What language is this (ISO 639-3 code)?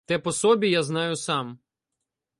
ukr